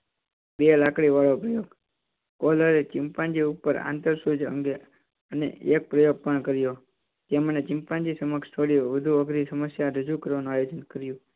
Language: Gujarati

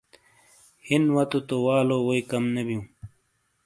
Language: Shina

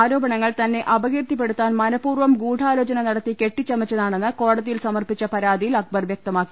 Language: Malayalam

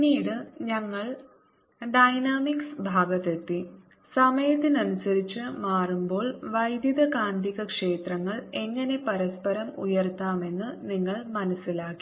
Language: Malayalam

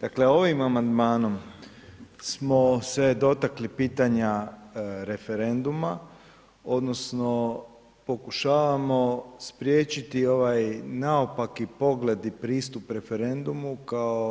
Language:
Croatian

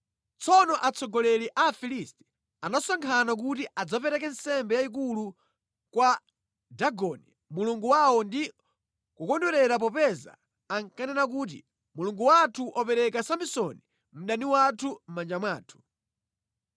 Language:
Nyanja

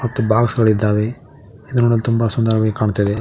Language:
Kannada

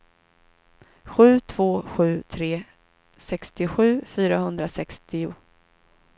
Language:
Swedish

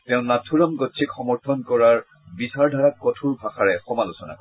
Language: Assamese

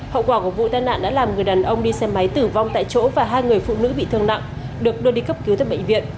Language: Vietnamese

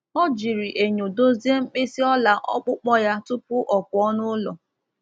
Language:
Igbo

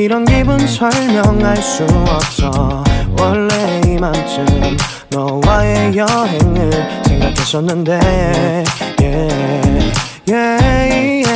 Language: Korean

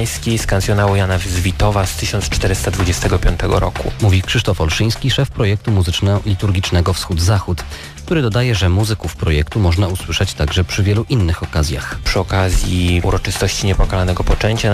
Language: Polish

